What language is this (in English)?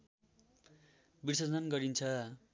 Nepali